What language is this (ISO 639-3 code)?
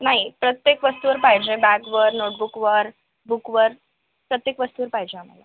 mar